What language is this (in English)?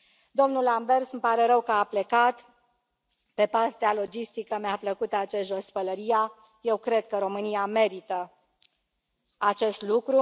Romanian